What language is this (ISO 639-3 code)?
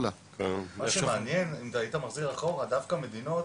heb